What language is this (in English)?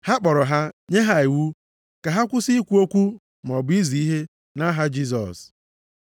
Igbo